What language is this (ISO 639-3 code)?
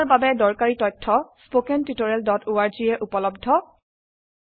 asm